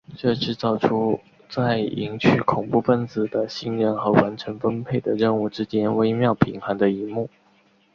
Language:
Chinese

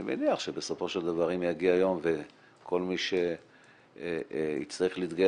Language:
Hebrew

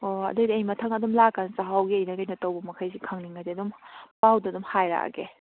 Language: Manipuri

